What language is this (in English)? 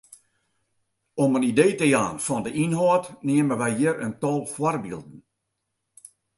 Western Frisian